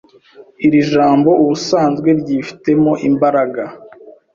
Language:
Kinyarwanda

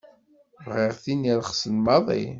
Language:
Kabyle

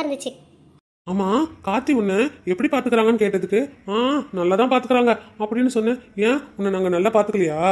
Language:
Indonesian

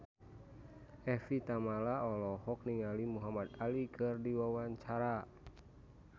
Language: Sundanese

